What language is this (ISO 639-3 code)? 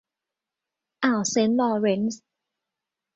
tha